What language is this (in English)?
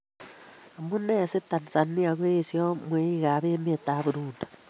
Kalenjin